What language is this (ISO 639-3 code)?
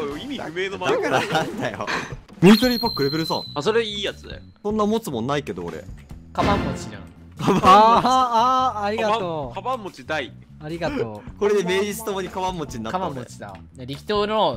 jpn